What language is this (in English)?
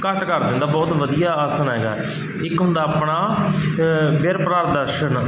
Punjabi